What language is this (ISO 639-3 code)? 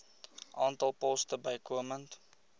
afr